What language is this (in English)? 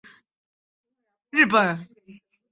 Chinese